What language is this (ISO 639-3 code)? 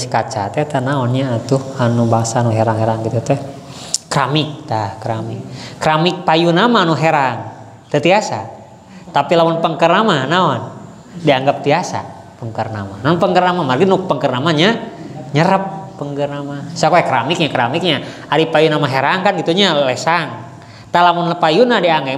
ind